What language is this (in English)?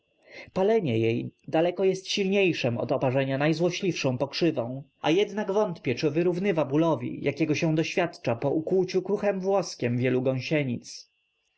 Polish